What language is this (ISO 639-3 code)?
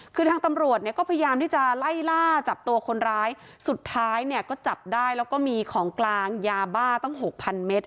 tha